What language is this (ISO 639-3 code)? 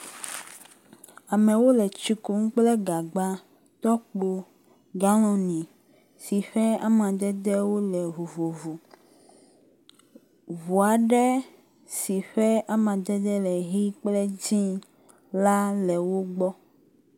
ewe